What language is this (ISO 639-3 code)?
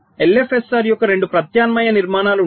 tel